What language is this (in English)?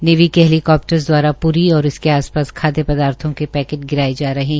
Hindi